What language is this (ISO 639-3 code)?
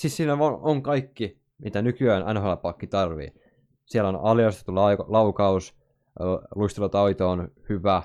fin